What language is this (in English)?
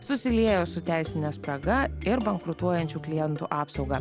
Lithuanian